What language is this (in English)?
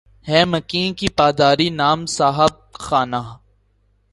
Urdu